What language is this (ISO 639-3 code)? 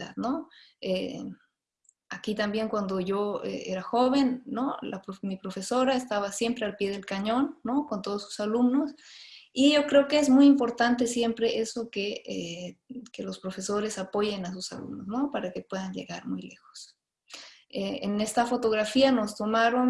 spa